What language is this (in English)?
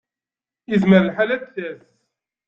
Kabyle